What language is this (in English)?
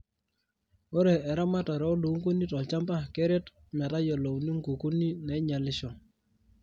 Masai